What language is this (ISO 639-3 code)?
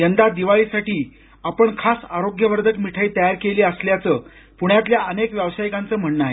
mar